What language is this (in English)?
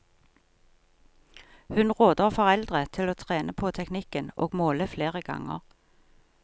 Norwegian